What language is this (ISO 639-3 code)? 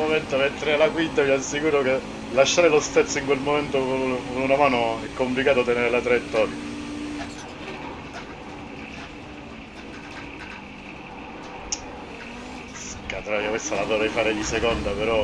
ita